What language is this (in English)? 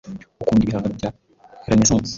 Kinyarwanda